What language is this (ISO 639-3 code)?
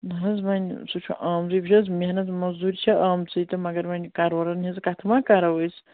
kas